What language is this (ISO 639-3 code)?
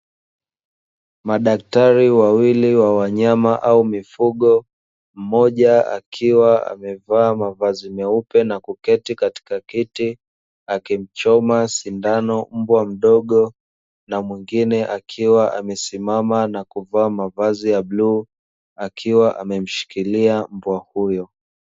swa